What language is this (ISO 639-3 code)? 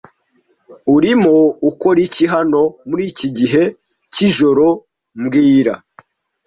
kin